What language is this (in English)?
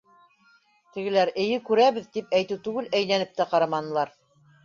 Bashkir